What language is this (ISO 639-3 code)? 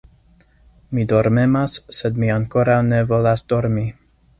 epo